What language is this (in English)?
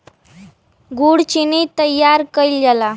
Bhojpuri